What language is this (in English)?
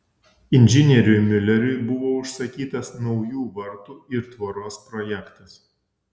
Lithuanian